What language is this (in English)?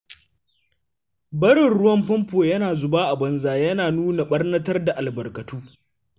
Hausa